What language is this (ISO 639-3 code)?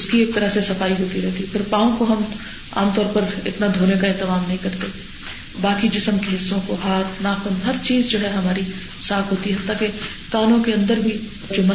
urd